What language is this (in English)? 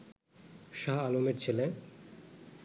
Bangla